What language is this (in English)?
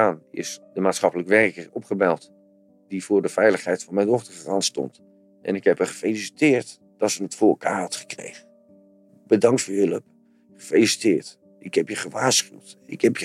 Dutch